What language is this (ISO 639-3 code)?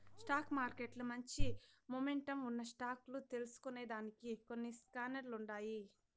tel